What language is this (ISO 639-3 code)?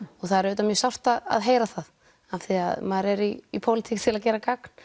isl